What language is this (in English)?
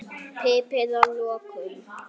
Icelandic